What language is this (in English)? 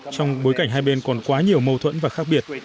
Vietnamese